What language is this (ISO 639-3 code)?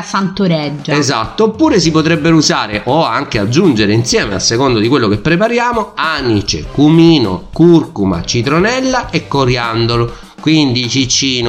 ita